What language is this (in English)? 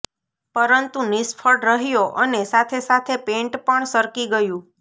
Gujarati